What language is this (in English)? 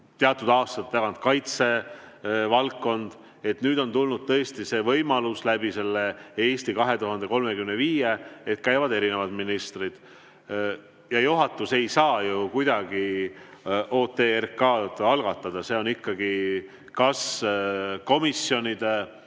Estonian